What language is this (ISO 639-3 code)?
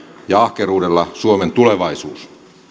fin